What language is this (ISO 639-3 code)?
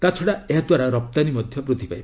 ori